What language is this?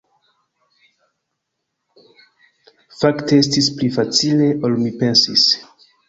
Esperanto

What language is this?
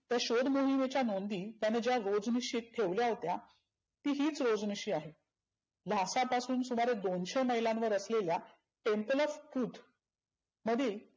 Marathi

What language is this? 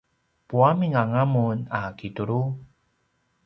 Paiwan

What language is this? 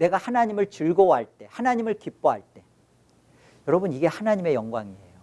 Korean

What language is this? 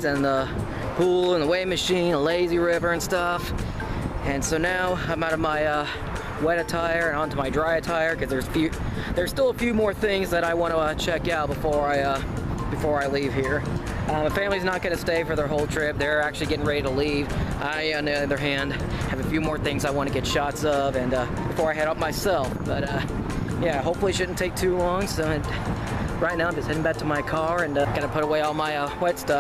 English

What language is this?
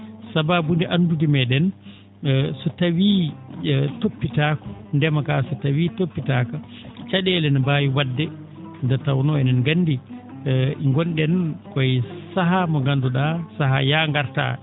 Fula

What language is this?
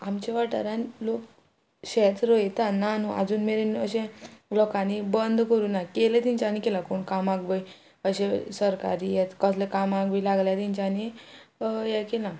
Konkani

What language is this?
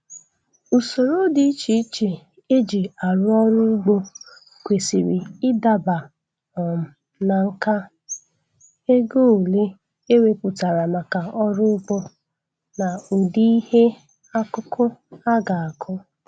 Igbo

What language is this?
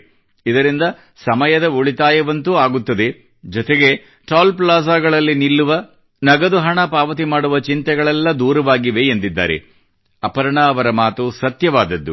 Kannada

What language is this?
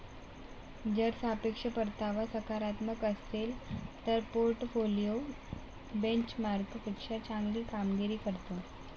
Marathi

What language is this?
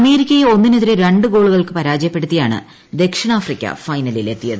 Malayalam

